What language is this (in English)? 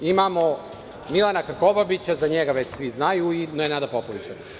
Serbian